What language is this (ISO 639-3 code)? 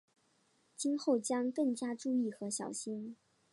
zho